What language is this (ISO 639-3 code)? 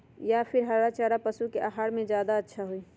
mag